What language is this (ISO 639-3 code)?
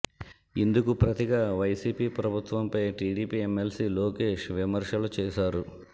tel